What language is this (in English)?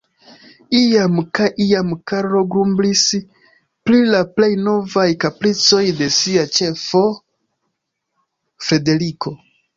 Esperanto